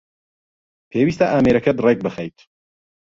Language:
Central Kurdish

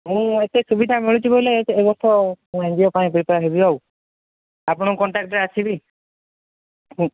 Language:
Odia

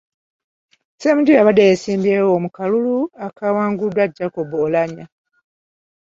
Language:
Ganda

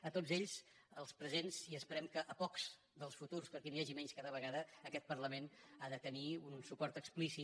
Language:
Catalan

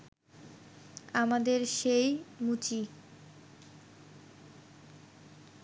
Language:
Bangla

